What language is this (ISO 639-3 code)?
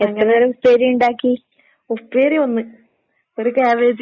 mal